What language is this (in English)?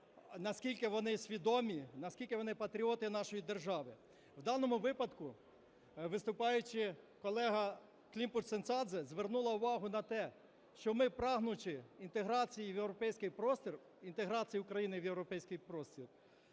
Ukrainian